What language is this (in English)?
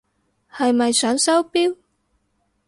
Cantonese